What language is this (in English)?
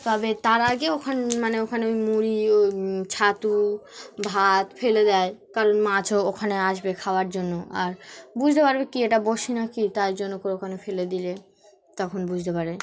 Bangla